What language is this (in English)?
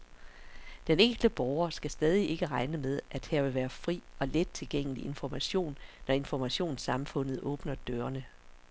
Danish